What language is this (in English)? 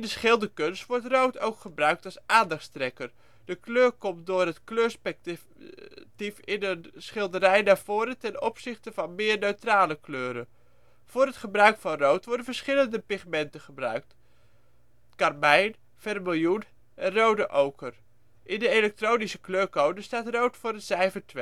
Dutch